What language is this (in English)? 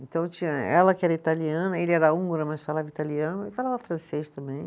Portuguese